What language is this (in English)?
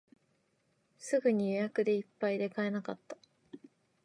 Japanese